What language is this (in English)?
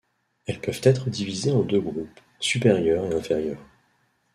French